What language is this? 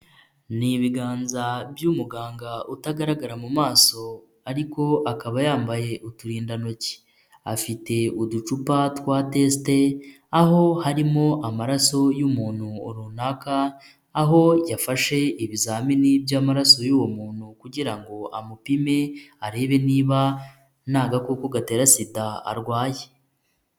Kinyarwanda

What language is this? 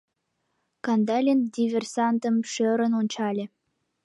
Mari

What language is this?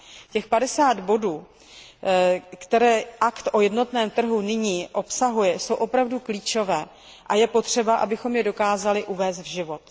Czech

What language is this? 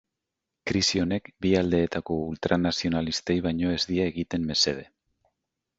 Basque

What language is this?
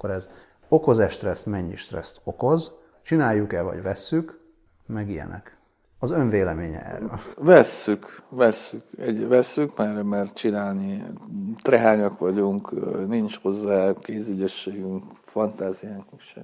Hungarian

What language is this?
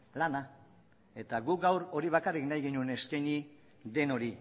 Basque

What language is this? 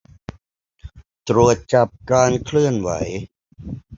Thai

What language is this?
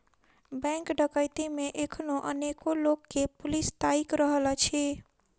Maithili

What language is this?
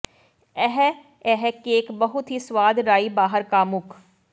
Punjabi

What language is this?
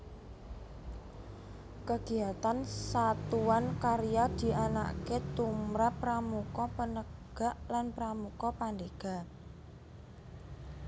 Javanese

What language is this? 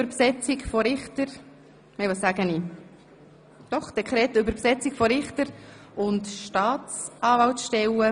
Swiss German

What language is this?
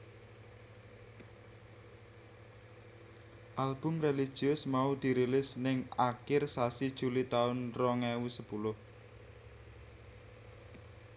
Javanese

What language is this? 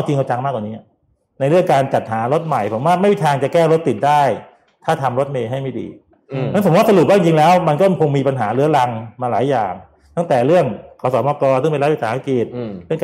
Thai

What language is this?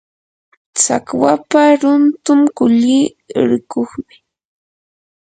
Yanahuanca Pasco Quechua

